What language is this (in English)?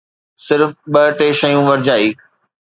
Sindhi